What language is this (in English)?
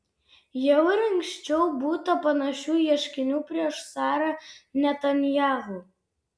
Lithuanian